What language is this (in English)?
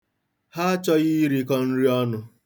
Igbo